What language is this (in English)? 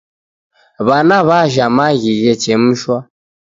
Taita